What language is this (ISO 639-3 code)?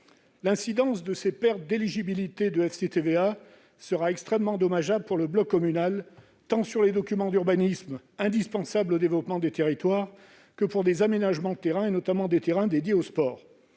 fra